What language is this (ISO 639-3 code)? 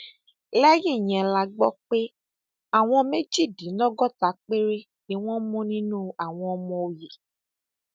yor